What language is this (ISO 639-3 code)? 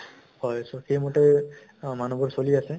asm